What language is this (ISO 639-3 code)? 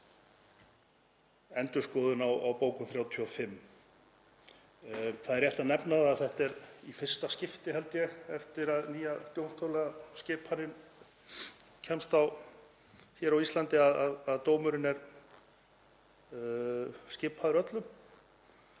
isl